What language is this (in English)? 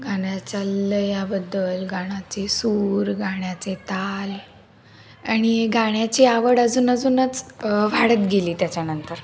Marathi